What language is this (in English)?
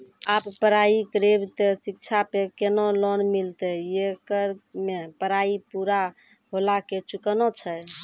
Maithili